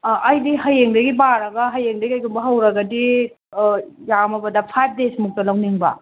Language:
Manipuri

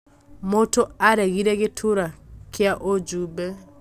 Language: Kikuyu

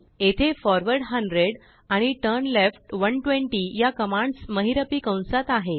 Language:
Marathi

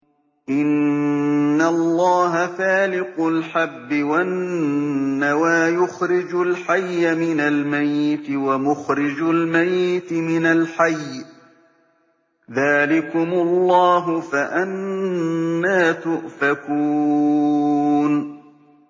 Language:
Arabic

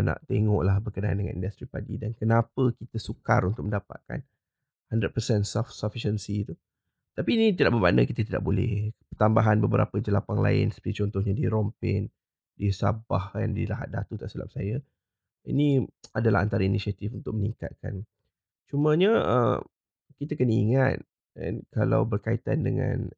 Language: Malay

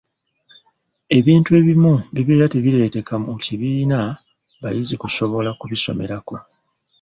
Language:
Ganda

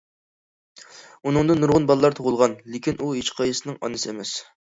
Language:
Uyghur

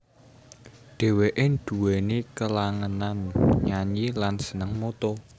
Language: Javanese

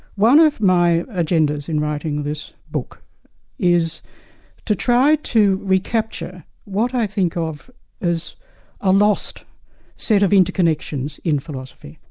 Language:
English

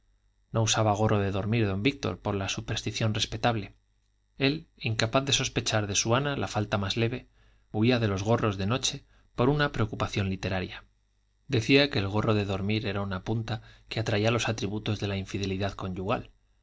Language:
Spanish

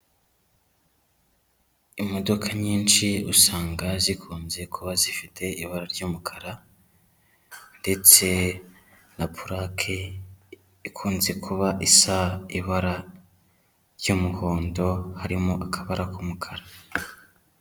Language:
Kinyarwanda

